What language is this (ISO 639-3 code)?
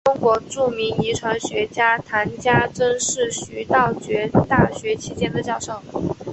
zho